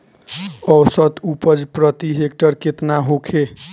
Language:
Bhojpuri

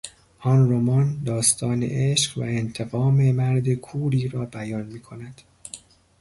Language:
Persian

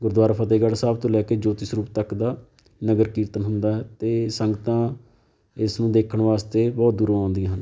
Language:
Punjabi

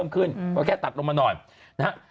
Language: Thai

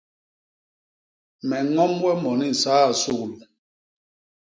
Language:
Basaa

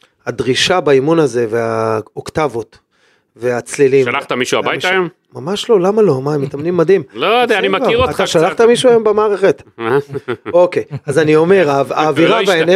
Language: Hebrew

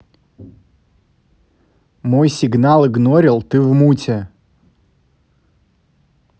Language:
Russian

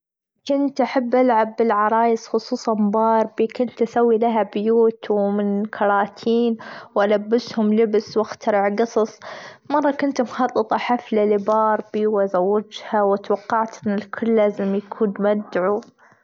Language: Gulf Arabic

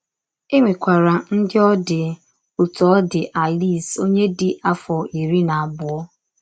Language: Igbo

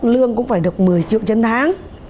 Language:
Vietnamese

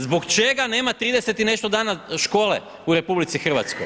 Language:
Croatian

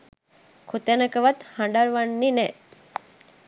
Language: Sinhala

